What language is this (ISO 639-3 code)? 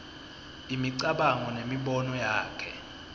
ssw